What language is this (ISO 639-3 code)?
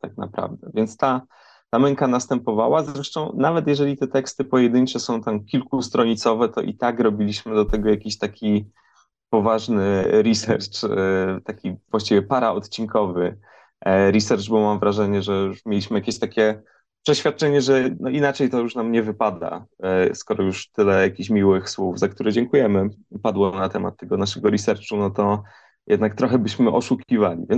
pol